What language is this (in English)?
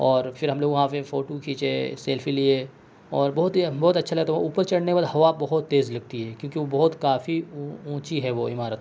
Urdu